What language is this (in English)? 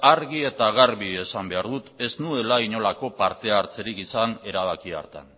Basque